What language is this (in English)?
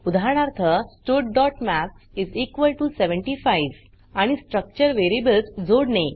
Marathi